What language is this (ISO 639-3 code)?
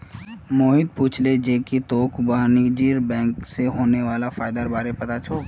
mag